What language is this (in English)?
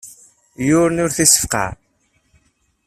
Kabyle